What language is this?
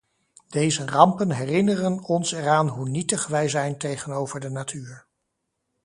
Dutch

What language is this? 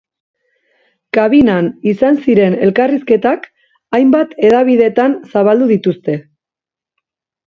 Basque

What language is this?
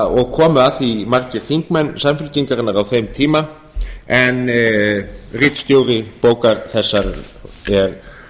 Icelandic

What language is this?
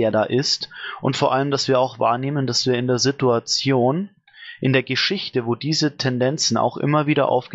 German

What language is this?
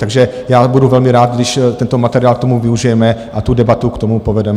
Czech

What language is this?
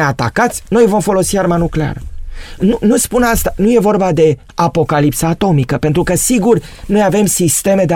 Romanian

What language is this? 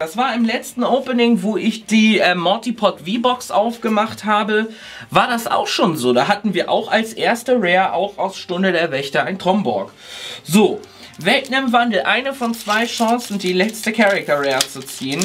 German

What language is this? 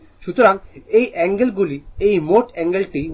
Bangla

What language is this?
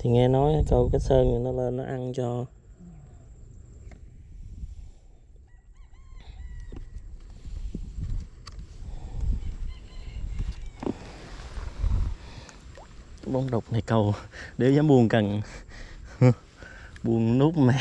Vietnamese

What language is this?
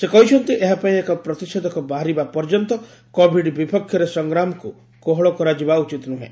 Odia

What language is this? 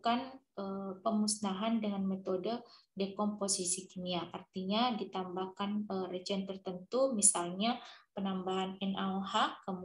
Indonesian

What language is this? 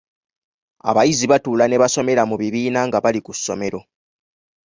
Ganda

